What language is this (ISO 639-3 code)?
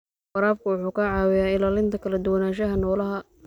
som